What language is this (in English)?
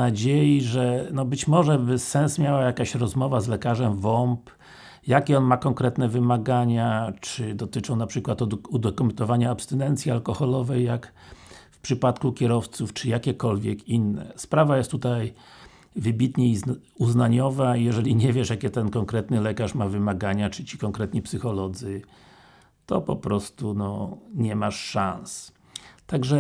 Polish